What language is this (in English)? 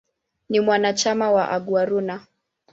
Swahili